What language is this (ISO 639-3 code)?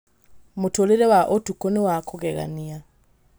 kik